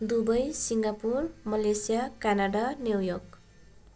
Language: Nepali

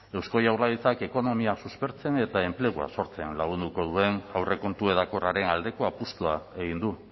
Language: Basque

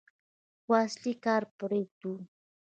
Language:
Pashto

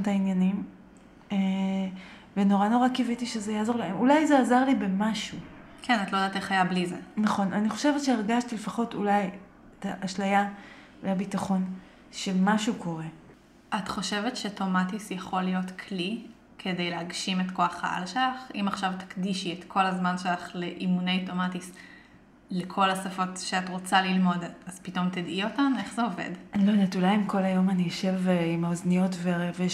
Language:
Hebrew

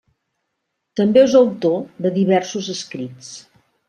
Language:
Catalan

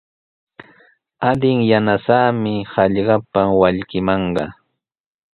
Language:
Sihuas Ancash Quechua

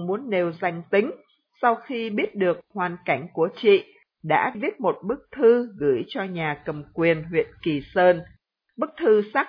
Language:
Vietnamese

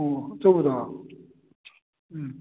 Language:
Manipuri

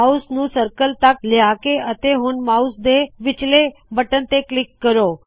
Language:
Punjabi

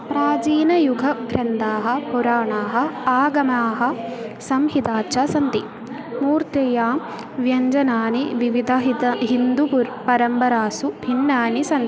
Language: Sanskrit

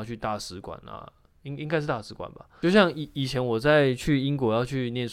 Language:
Chinese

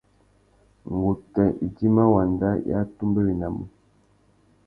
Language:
Tuki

